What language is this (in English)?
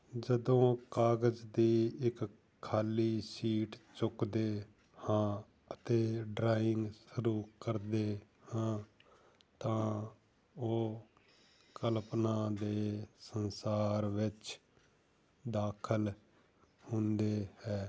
Punjabi